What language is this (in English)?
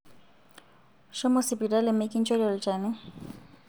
Masai